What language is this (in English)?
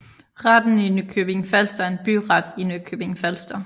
Danish